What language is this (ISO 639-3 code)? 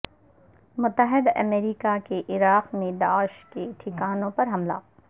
urd